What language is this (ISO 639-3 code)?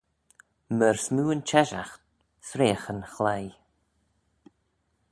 glv